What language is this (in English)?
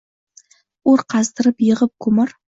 Uzbek